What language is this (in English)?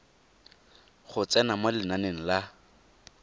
Tswana